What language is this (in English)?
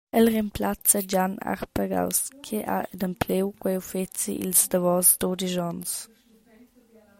Romansh